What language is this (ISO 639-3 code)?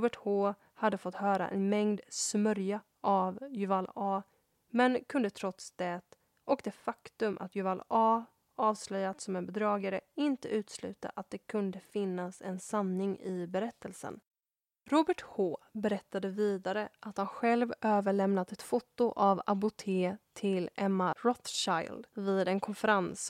swe